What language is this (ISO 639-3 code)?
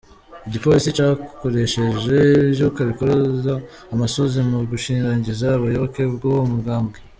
kin